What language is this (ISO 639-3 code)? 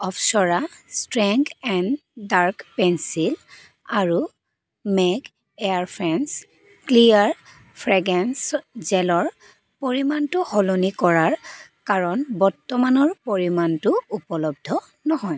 asm